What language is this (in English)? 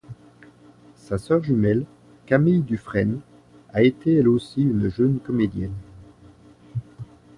French